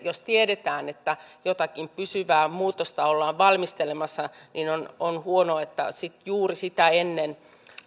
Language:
Finnish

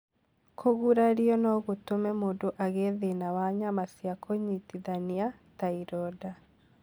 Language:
Kikuyu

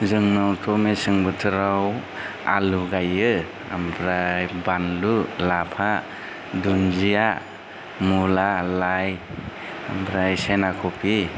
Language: Bodo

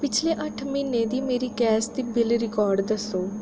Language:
Dogri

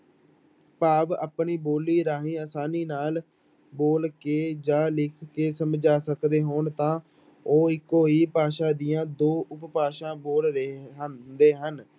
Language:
Punjabi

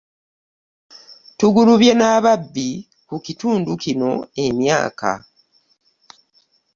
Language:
Ganda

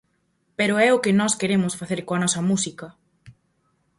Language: Galician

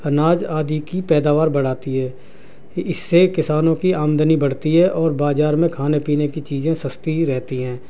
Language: Urdu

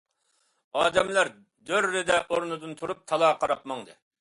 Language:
Uyghur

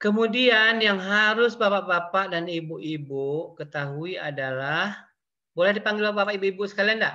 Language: Indonesian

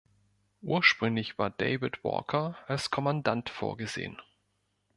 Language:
German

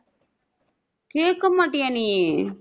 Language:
Tamil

